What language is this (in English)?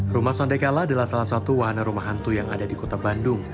Indonesian